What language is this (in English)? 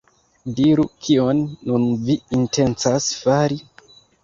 Esperanto